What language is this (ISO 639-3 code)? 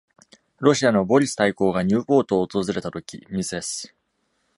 jpn